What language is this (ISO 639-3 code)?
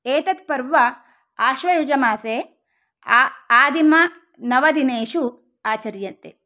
san